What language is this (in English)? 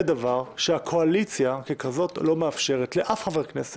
Hebrew